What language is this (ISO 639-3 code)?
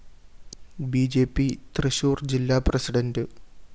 mal